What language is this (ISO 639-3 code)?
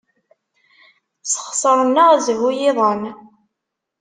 kab